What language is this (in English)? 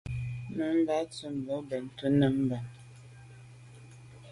Medumba